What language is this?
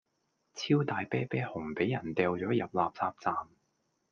Cantonese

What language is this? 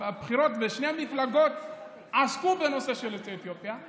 Hebrew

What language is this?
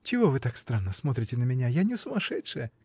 Russian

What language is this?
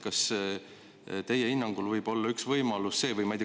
Estonian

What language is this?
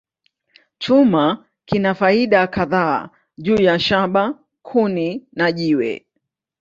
Swahili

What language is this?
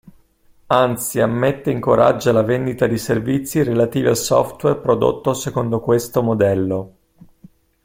Italian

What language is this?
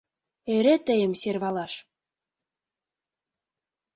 Mari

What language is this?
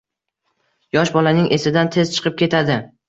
Uzbek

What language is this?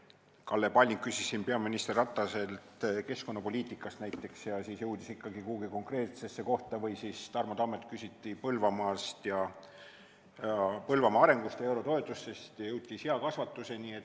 Estonian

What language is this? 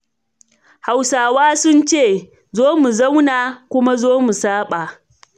Hausa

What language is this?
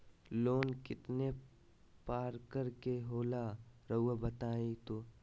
Magahi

